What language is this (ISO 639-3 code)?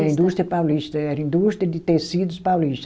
por